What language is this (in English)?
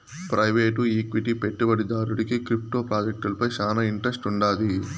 Telugu